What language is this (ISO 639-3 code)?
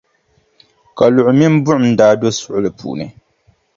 dag